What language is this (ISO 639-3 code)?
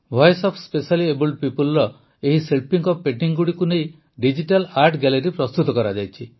ori